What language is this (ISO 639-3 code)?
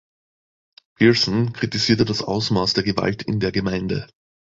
deu